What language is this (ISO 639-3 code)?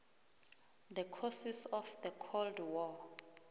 nbl